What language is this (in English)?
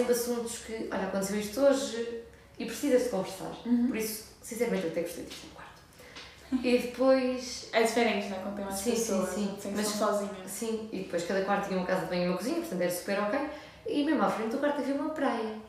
Portuguese